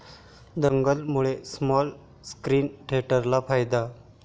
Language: Marathi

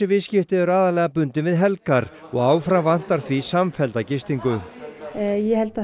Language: Icelandic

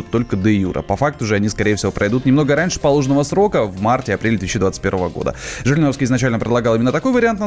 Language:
Russian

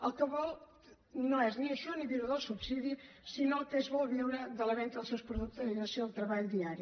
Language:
Catalan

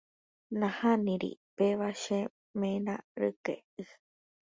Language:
Guarani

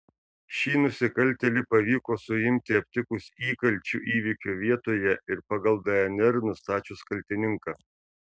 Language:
Lithuanian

